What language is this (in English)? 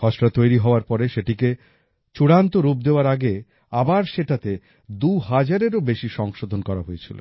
Bangla